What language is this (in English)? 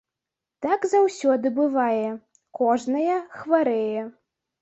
Belarusian